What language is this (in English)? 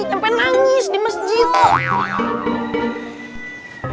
Indonesian